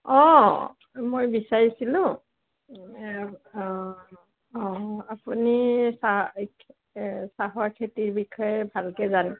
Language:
Assamese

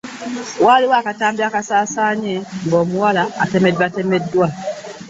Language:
Ganda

